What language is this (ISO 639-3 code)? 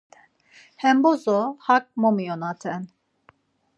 lzz